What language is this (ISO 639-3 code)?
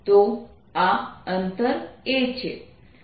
guj